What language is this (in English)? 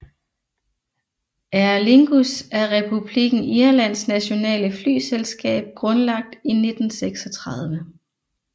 Danish